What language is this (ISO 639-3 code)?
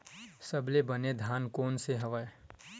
hne